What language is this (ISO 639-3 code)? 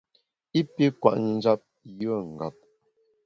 bax